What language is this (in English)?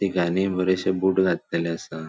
Konkani